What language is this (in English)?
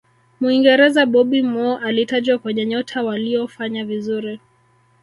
Swahili